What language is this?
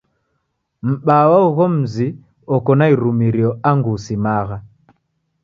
Taita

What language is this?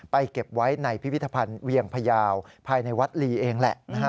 Thai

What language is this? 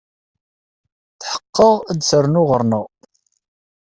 Kabyle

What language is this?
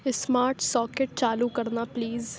Urdu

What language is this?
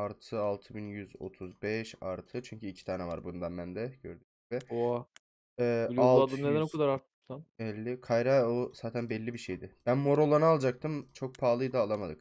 Turkish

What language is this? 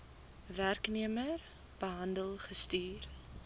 Afrikaans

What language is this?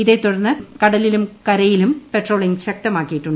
Malayalam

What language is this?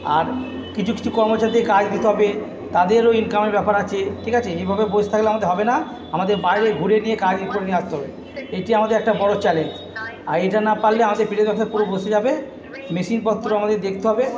Bangla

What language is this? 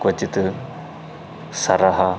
Sanskrit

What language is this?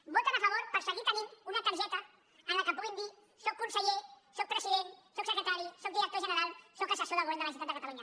Catalan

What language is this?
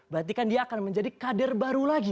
Indonesian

